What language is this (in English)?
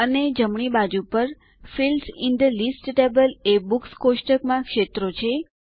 Gujarati